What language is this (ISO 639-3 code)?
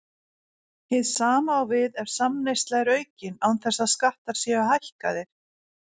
isl